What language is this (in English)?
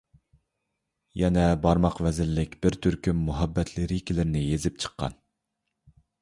Uyghur